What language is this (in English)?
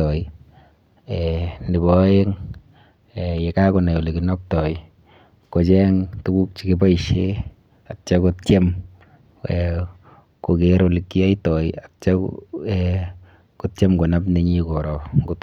Kalenjin